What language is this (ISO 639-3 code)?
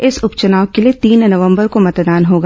hin